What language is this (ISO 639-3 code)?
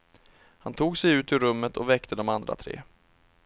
swe